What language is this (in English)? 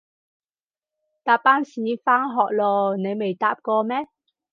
Cantonese